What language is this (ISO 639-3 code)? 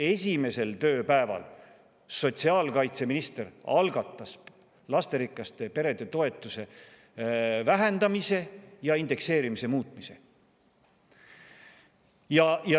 est